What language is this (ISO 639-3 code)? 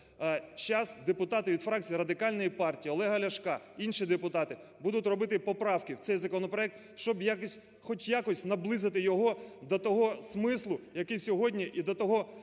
ukr